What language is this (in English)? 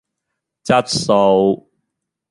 Cantonese